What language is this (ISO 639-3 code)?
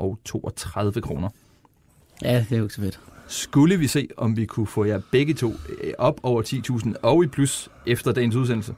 dan